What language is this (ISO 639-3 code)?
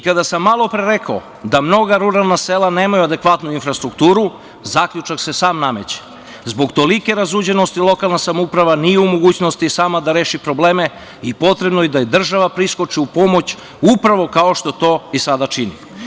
srp